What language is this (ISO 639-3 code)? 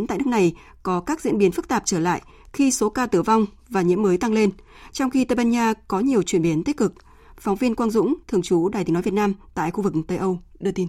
vie